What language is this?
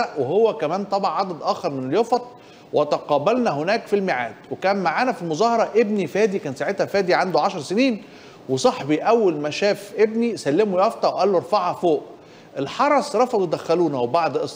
Arabic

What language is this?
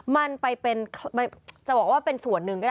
Thai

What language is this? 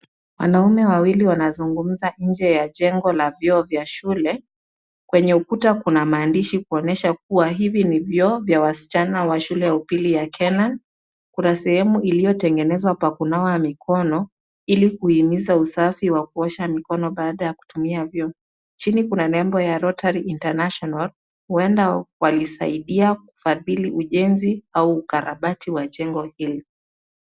Swahili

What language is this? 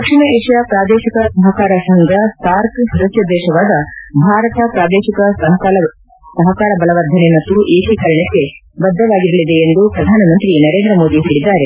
Kannada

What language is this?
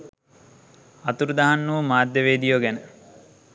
Sinhala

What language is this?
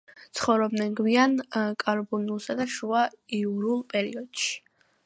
Georgian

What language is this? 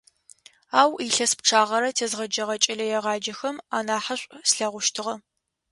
Adyghe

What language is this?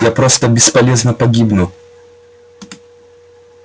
Russian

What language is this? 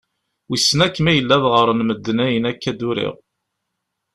Kabyle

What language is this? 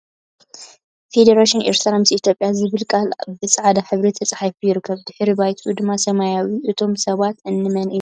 Tigrinya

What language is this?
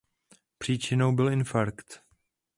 Czech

